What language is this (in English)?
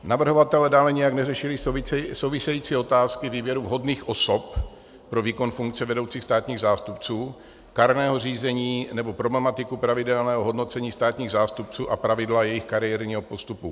Czech